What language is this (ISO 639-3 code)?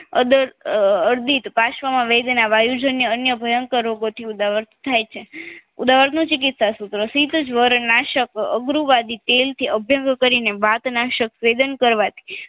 guj